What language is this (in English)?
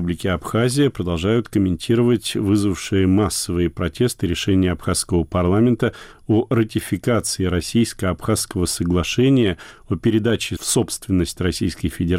Russian